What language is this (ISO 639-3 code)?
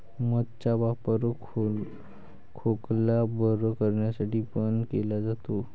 mar